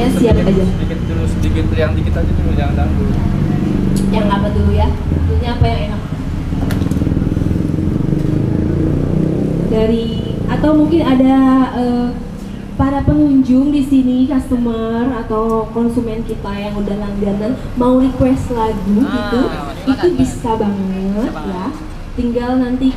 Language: Indonesian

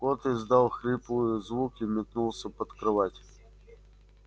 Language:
Russian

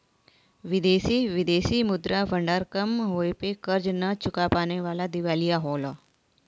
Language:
Bhojpuri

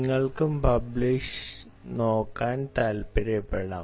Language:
Malayalam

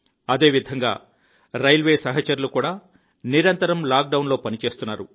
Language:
Telugu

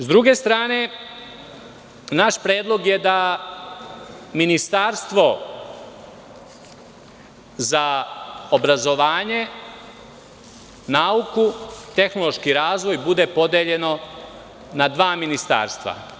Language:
Serbian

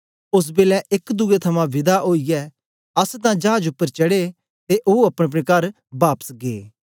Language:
Dogri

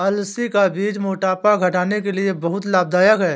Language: Hindi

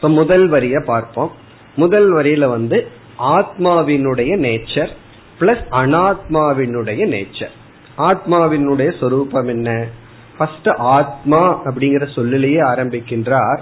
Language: Tamil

